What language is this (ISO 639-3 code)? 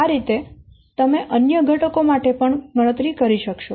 guj